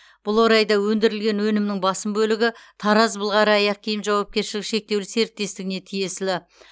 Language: Kazakh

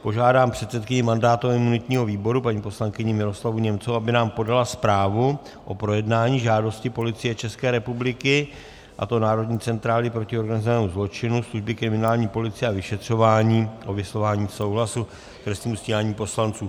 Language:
Czech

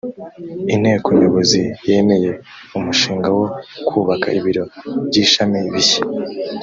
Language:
Kinyarwanda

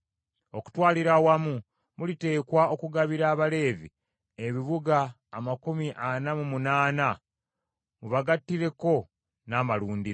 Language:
Ganda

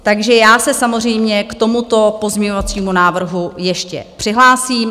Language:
Czech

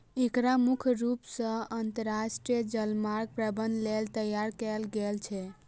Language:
Maithili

